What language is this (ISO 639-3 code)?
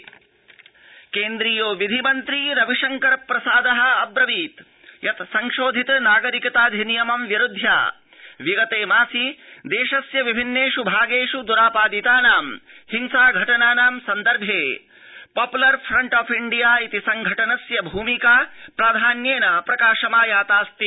san